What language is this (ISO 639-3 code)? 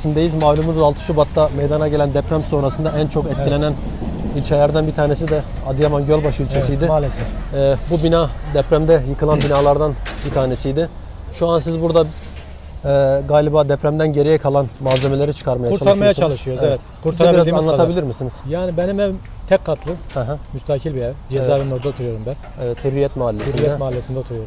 tur